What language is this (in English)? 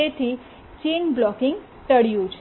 Gujarati